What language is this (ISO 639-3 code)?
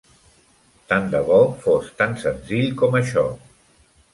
cat